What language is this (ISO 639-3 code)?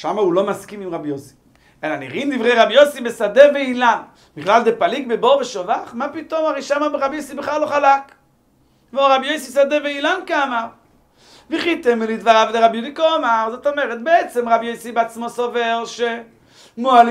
heb